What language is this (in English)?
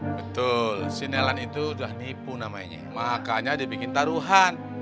Indonesian